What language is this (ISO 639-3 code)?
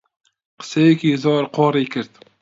ckb